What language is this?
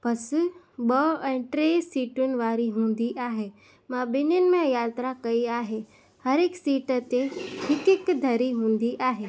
Sindhi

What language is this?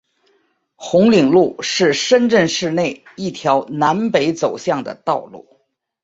Chinese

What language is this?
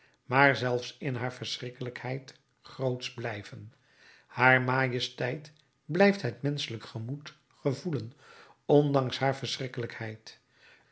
Dutch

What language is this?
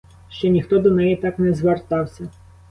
Ukrainian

